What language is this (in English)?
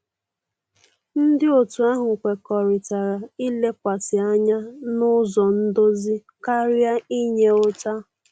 Igbo